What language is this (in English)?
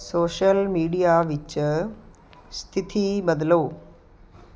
Punjabi